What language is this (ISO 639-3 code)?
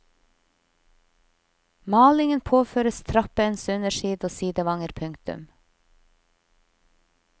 nor